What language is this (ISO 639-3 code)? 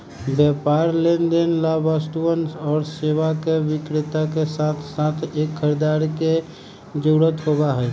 mag